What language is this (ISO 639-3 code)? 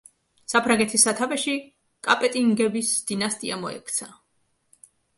kat